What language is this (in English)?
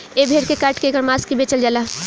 Bhojpuri